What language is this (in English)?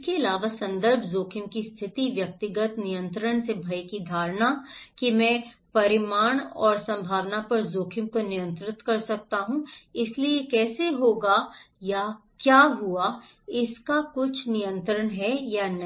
Hindi